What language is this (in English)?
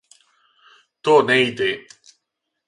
Serbian